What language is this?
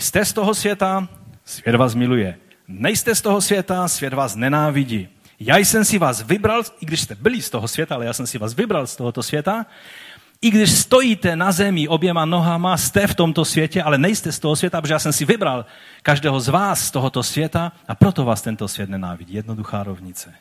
Czech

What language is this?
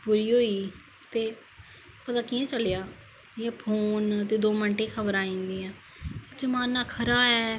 Dogri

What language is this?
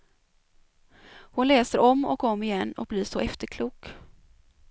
Swedish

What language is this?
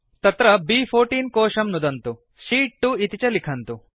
Sanskrit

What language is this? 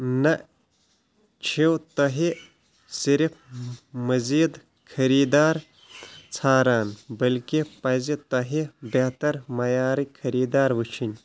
Kashmiri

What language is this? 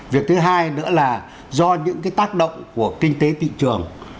Vietnamese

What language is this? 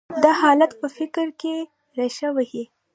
Pashto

